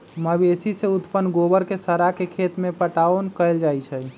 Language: Magahi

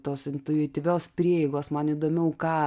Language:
Lithuanian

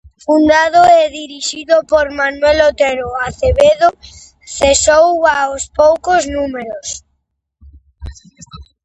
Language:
Galician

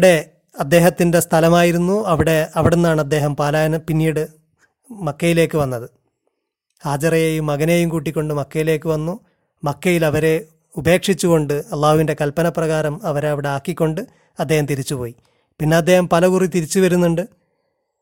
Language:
Malayalam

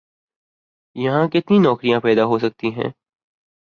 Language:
Urdu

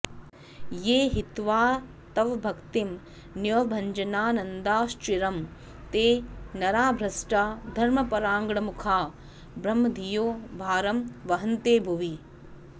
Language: Sanskrit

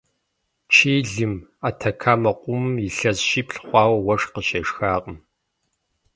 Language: Kabardian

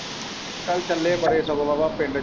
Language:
Punjabi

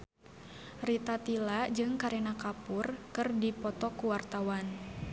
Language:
Sundanese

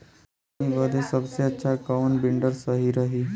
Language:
Bhojpuri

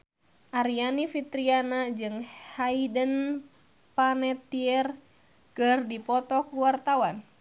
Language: Sundanese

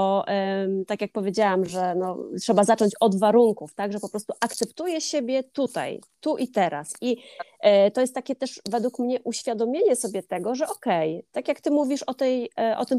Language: Polish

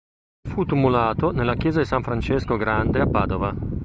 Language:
Italian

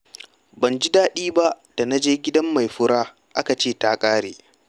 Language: Hausa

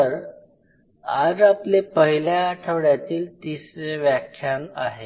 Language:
Marathi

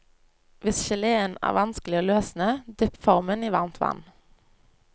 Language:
Norwegian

